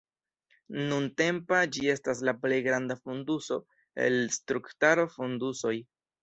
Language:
Esperanto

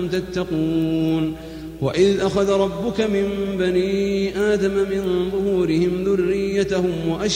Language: Arabic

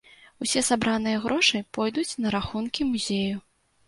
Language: Belarusian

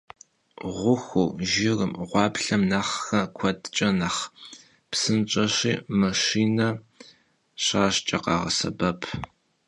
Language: Kabardian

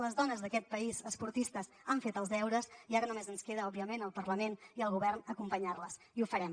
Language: Catalan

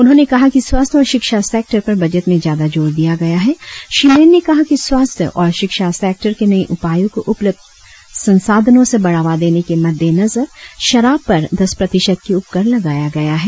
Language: Hindi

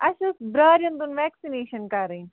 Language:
Kashmiri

